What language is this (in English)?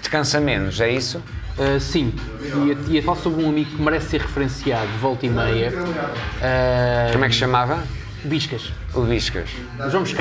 Portuguese